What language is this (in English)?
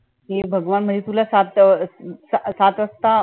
Marathi